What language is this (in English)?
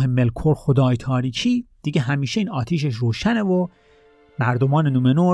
Persian